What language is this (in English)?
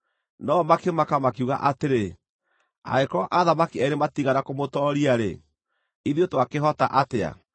Kikuyu